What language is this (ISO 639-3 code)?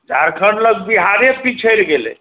mai